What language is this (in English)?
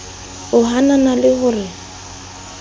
Southern Sotho